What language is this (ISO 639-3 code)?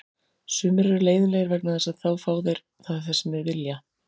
isl